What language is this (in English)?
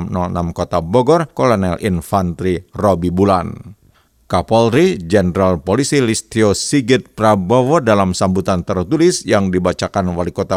Indonesian